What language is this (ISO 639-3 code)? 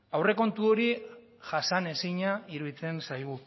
eus